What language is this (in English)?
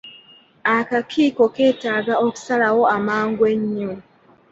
Ganda